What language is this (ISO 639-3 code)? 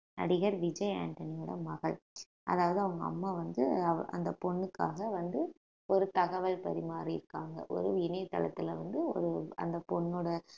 tam